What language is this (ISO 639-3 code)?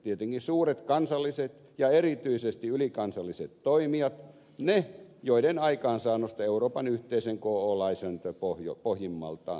fin